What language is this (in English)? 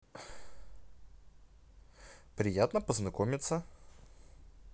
Russian